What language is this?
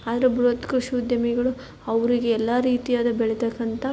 Kannada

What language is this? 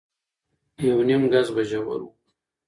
Pashto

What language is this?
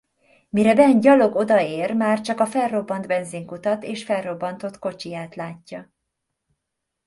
Hungarian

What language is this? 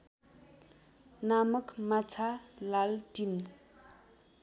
Nepali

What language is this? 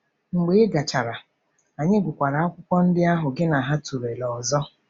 Igbo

